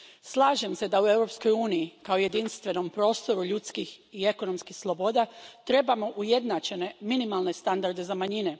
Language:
Croatian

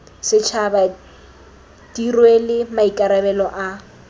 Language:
Tswana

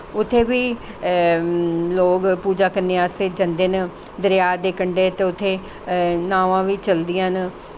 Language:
Dogri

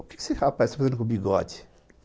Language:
Portuguese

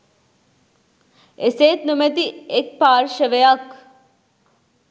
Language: Sinhala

